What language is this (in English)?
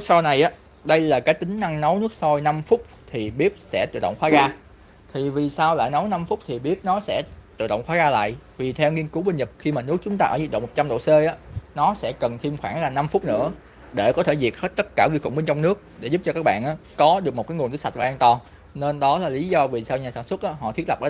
Vietnamese